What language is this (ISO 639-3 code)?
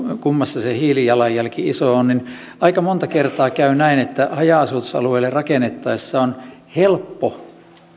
fin